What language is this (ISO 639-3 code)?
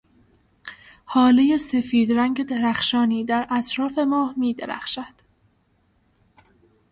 fas